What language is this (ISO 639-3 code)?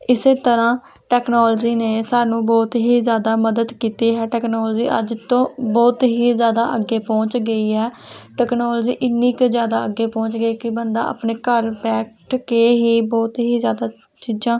pan